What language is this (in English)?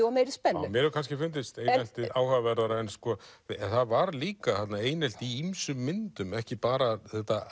Icelandic